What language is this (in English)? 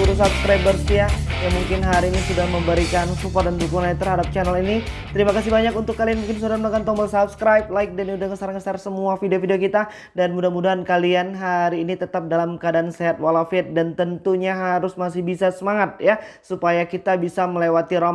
Indonesian